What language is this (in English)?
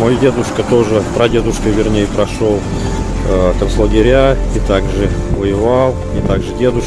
Russian